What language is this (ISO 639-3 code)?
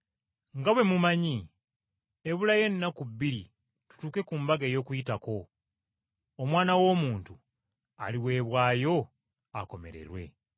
lug